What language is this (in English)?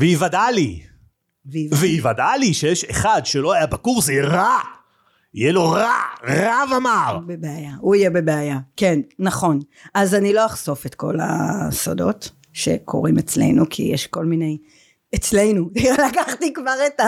Hebrew